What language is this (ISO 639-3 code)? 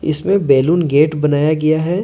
hin